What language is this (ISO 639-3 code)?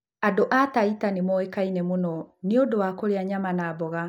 kik